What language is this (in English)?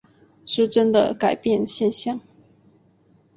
Chinese